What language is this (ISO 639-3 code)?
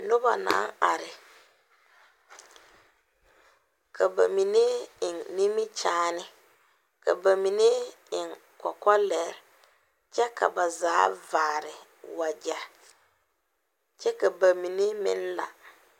dga